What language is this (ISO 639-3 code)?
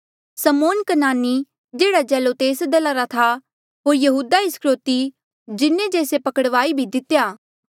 mjl